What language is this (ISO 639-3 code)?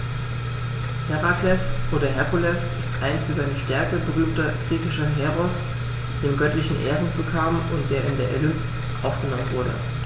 deu